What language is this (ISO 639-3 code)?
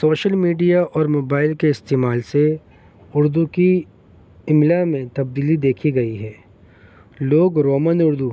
urd